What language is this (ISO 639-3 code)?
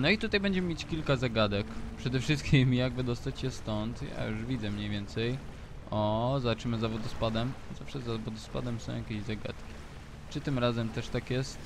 pol